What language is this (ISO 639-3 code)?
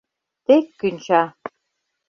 chm